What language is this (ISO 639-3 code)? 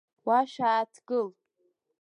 abk